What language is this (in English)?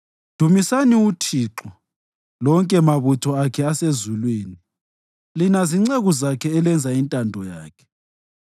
North Ndebele